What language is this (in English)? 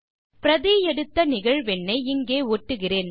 Tamil